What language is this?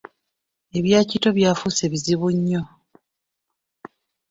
Ganda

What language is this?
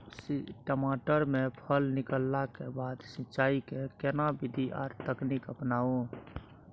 Maithili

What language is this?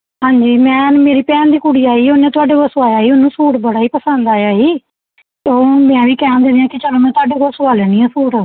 Punjabi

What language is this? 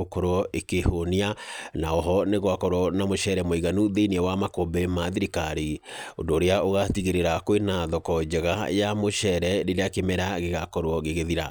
Kikuyu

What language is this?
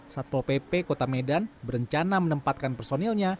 Indonesian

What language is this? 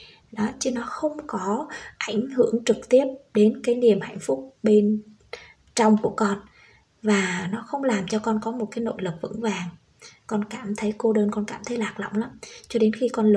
Vietnamese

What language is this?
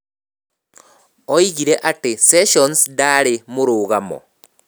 Kikuyu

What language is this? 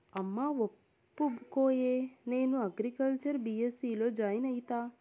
Telugu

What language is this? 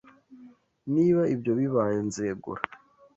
Kinyarwanda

